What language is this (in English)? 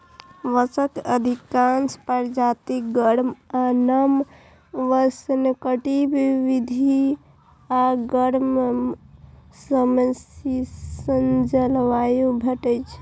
Maithili